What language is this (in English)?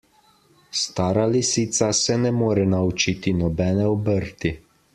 Slovenian